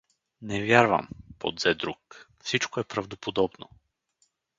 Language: Bulgarian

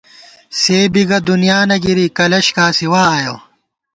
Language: Gawar-Bati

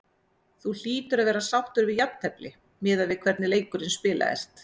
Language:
Icelandic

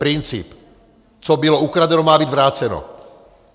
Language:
Czech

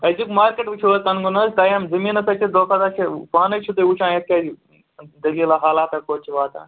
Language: Kashmiri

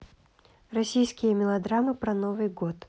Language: Russian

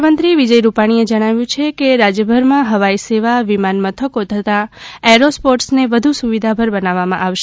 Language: Gujarati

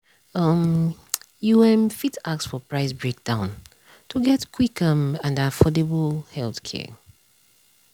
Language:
Nigerian Pidgin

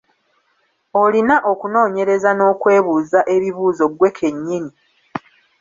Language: Ganda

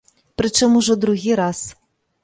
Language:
Belarusian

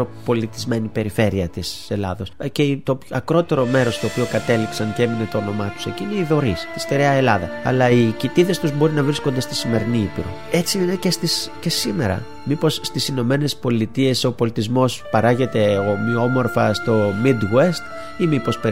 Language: Greek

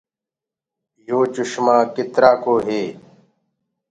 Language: Gurgula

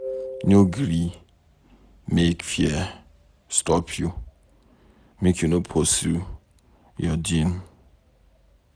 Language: Nigerian Pidgin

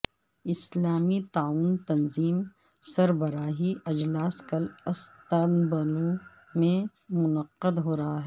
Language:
Urdu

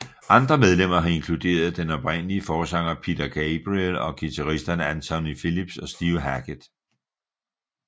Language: Danish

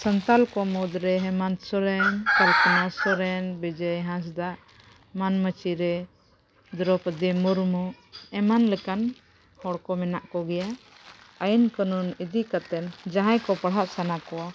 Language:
Santali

